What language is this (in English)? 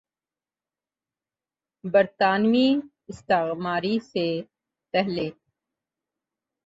Urdu